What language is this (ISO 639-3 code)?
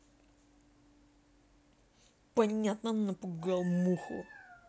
rus